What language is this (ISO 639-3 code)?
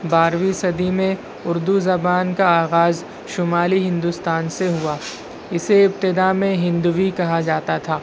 urd